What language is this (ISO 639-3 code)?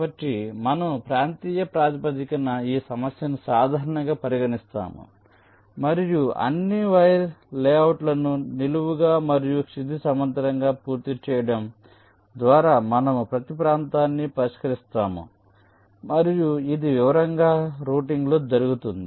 tel